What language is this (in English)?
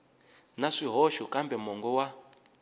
Tsonga